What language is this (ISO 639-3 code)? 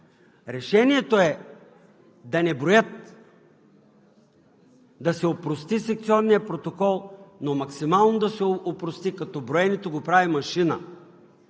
bul